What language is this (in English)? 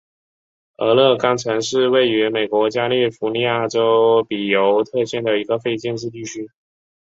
Chinese